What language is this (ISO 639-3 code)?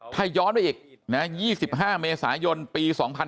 tha